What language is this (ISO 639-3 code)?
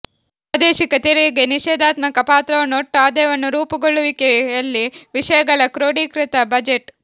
kan